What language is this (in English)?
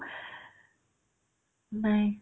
Assamese